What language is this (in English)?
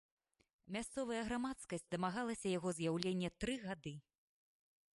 Belarusian